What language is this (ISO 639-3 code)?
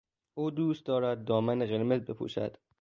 fas